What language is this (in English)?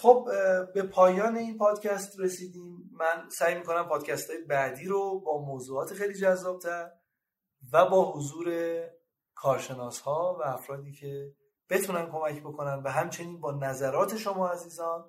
Persian